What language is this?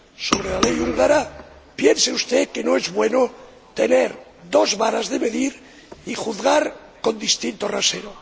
Spanish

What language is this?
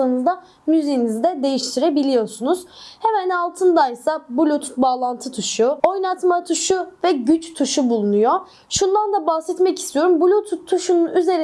Turkish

